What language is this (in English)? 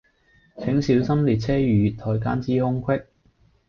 Cantonese